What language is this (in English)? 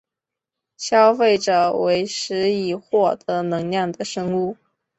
Chinese